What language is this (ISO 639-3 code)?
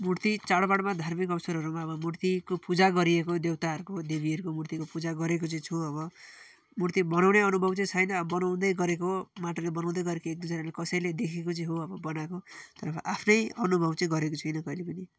nep